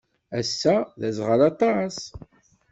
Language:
Kabyle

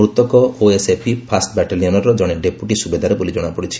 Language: Odia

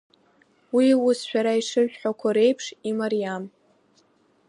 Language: Abkhazian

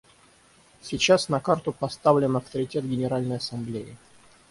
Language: Russian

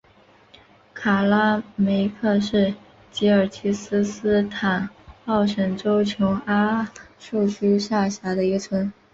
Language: Chinese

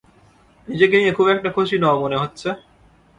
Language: Bangla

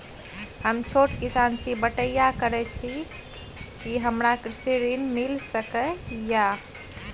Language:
Maithili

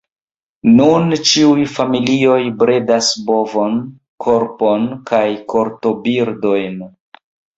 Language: Esperanto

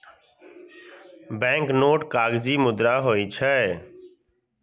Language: Maithili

